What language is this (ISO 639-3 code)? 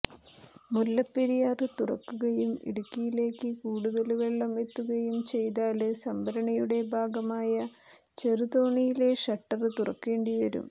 mal